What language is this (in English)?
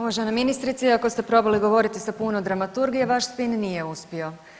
Croatian